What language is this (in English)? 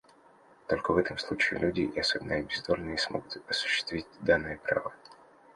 Russian